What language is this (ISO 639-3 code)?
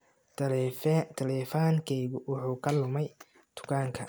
som